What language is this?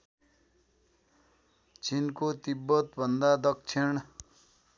Nepali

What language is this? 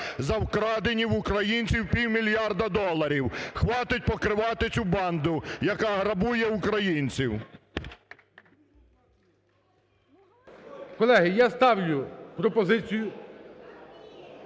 Ukrainian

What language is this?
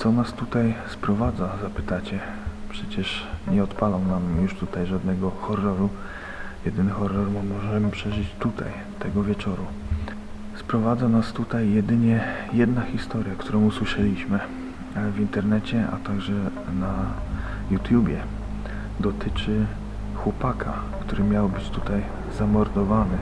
Polish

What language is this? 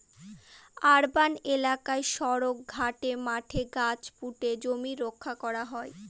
Bangla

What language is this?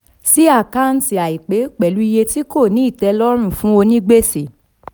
Yoruba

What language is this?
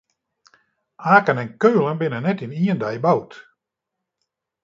Western Frisian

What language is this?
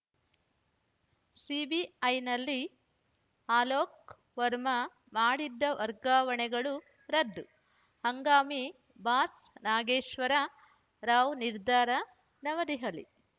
Kannada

